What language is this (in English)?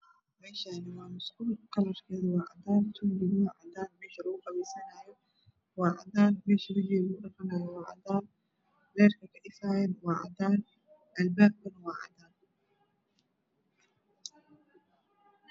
Somali